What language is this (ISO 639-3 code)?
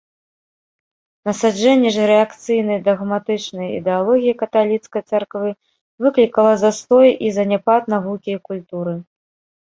bel